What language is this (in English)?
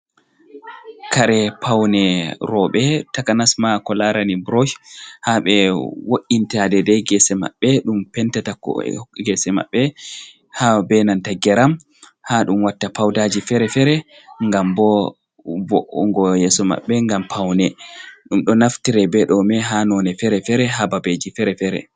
Fula